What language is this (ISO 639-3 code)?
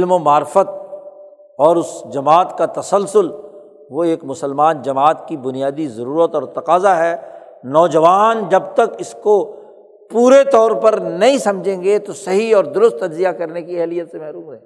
urd